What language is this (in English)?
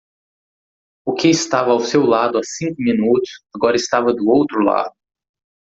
Portuguese